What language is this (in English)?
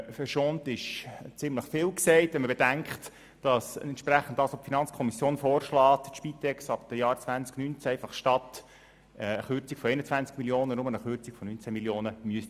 Swiss German